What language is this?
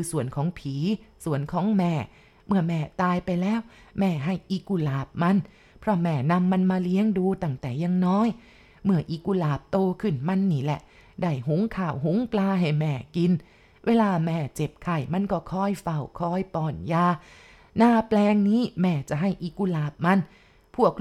Thai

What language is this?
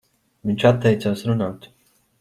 Latvian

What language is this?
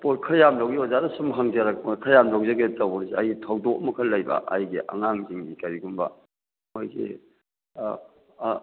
Manipuri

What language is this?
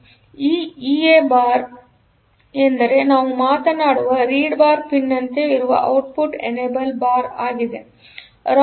Kannada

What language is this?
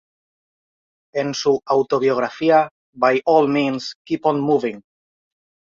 Spanish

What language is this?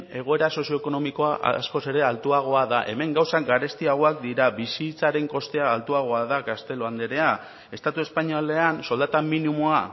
Basque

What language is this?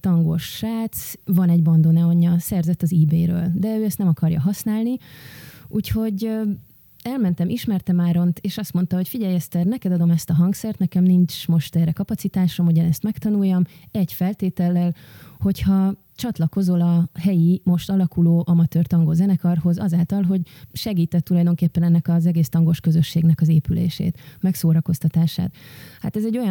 Hungarian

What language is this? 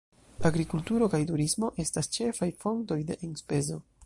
Esperanto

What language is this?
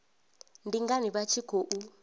Venda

